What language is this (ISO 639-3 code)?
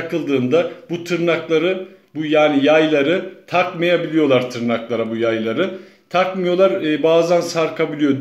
tur